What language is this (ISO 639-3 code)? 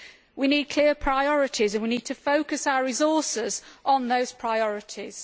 eng